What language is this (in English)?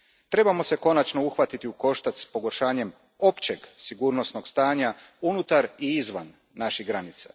Croatian